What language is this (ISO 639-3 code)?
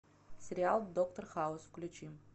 rus